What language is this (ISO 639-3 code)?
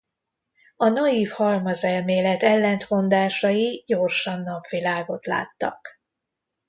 hun